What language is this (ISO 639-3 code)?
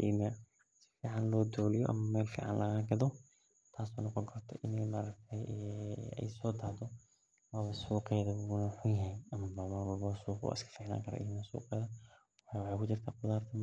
som